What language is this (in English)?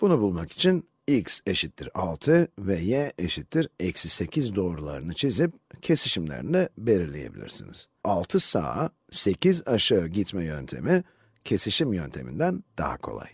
Turkish